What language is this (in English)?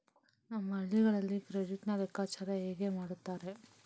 Kannada